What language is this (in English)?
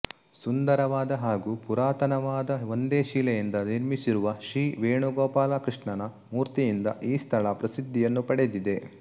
Kannada